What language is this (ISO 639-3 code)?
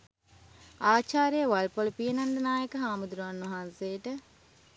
sin